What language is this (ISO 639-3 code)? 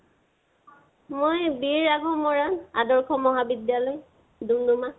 asm